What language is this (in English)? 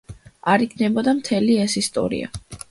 Georgian